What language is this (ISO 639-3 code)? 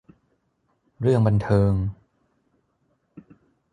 tha